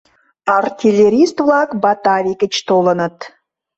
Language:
Mari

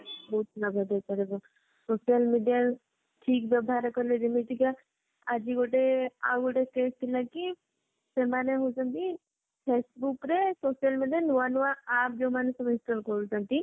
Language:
Odia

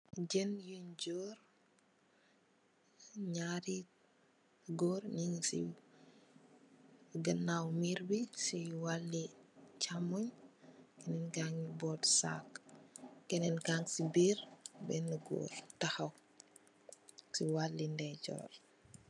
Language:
Wolof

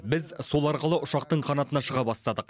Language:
Kazakh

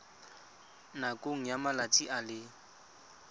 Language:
Tswana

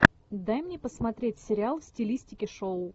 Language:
Russian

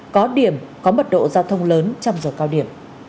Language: Vietnamese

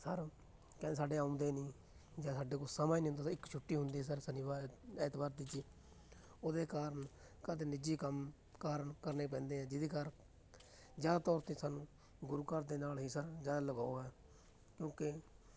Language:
Punjabi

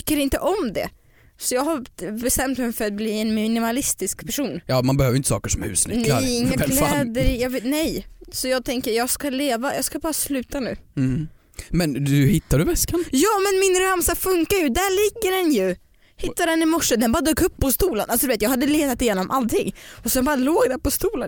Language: Swedish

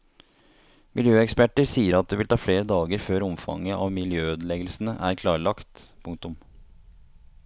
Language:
Norwegian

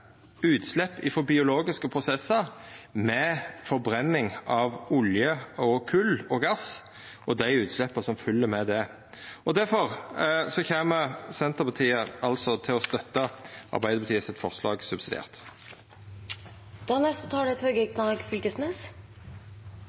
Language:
Norwegian Nynorsk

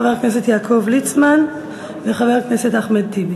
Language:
Hebrew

